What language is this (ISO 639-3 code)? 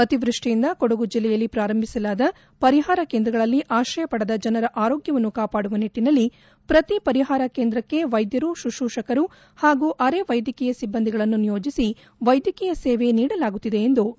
kan